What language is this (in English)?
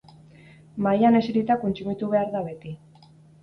Basque